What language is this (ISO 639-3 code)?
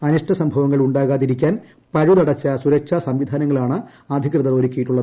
mal